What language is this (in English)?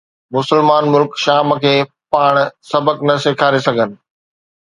Sindhi